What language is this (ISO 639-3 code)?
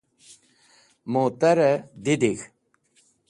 wbl